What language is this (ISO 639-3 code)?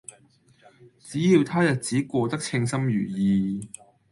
yue